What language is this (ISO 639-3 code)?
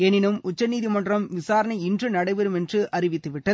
tam